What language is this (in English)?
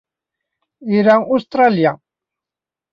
Kabyle